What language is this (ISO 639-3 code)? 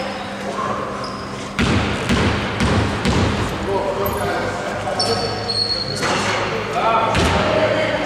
ell